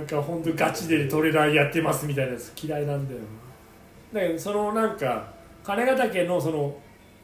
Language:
Japanese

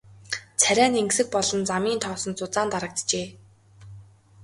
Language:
Mongolian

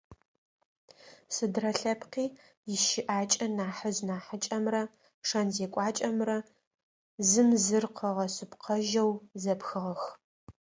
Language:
Adyghe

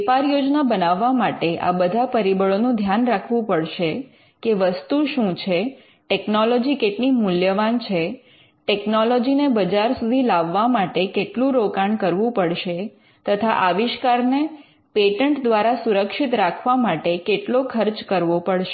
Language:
Gujarati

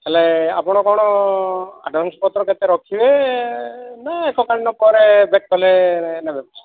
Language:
Odia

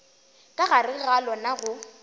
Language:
Northern Sotho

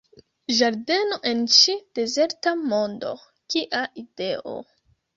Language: Esperanto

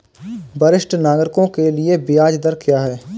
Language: Hindi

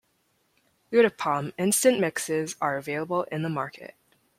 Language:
English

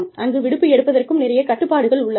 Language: Tamil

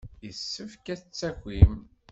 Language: Kabyle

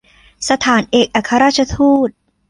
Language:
Thai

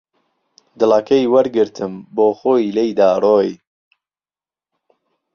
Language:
Central Kurdish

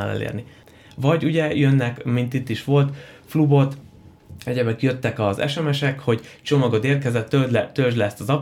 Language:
Hungarian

